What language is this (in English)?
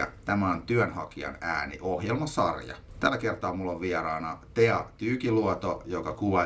Finnish